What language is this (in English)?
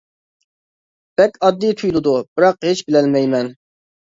Uyghur